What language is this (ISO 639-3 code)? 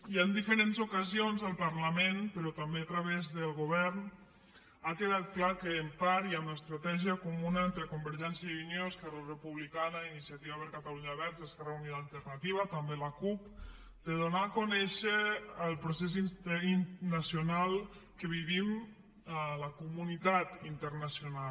cat